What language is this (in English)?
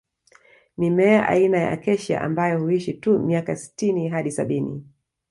Swahili